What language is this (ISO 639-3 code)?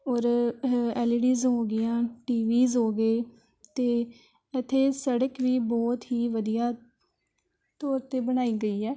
pan